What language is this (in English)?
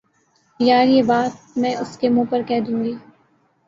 Urdu